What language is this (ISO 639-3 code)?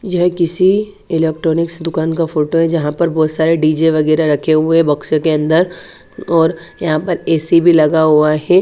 hin